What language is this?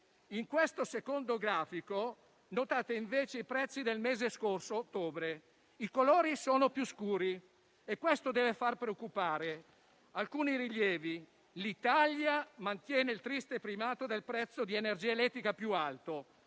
Italian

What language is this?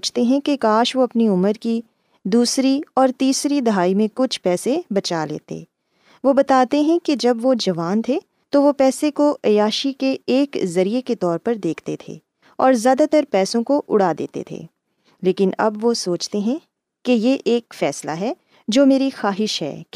Urdu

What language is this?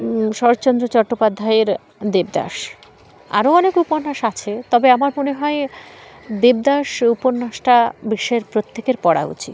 Bangla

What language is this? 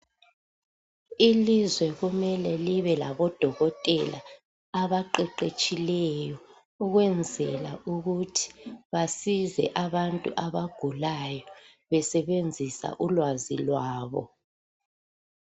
North Ndebele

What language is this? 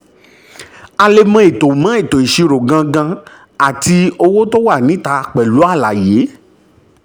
Yoruba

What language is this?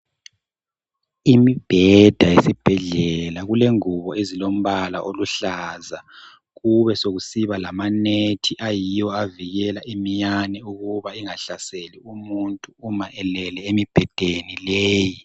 North Ndebele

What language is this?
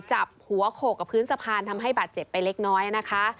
Thai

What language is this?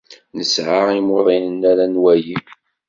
Kabyle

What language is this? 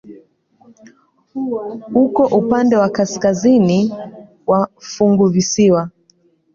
Swahili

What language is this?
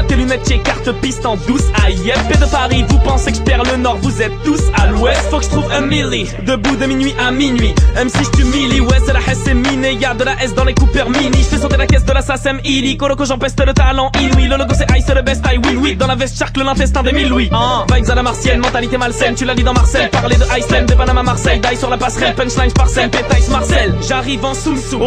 French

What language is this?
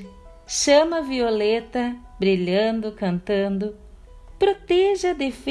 Portuguese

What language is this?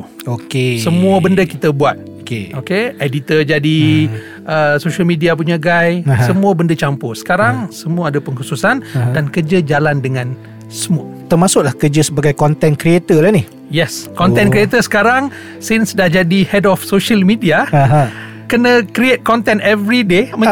Malay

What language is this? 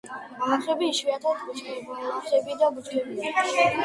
Georgian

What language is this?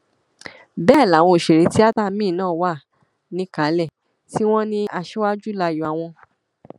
Yoruba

